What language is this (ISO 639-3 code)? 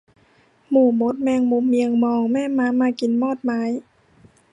tha